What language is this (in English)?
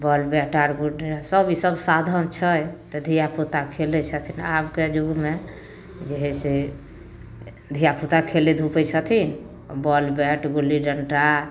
Maithili